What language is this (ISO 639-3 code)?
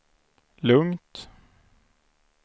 swe